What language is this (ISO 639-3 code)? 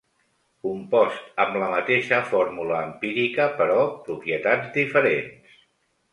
cat